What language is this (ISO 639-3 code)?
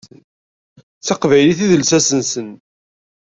kab